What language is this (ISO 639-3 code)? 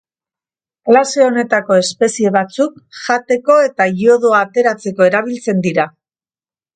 eus